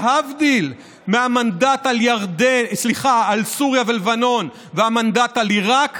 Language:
Hebrew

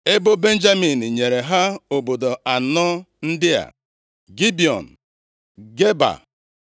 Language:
Igbo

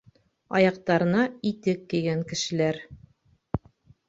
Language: Bashkir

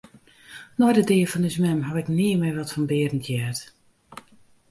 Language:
Western Frisian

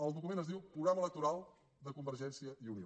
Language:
Catalan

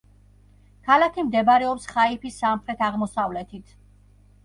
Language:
Georgian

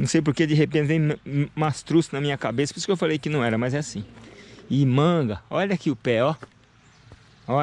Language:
Portuguese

